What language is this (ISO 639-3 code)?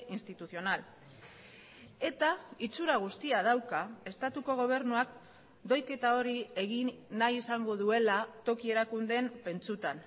eus